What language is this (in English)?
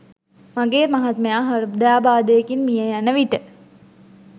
Sinhala